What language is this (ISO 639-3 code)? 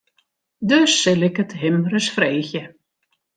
fry